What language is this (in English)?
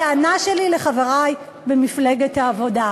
Hebrew